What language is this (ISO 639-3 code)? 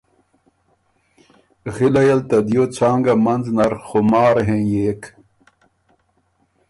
oru